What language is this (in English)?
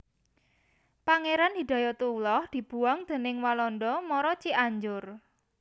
Javanese